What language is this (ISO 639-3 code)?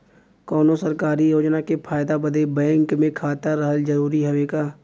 bho